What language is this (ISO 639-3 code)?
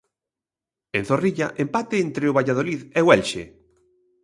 glg